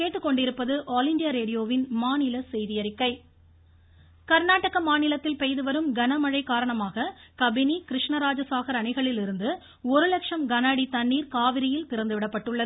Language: Tamil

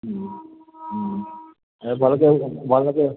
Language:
Odia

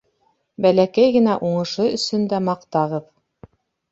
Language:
Bashkir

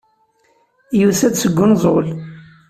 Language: Kabyle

